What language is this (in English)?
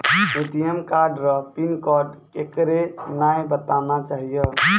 Maithili